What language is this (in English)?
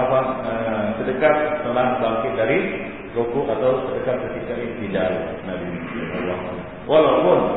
Malay